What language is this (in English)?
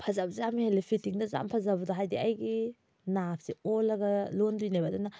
Manipuri